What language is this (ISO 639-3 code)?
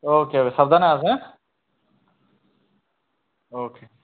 ben